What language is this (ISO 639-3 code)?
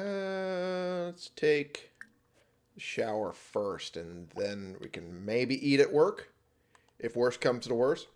eng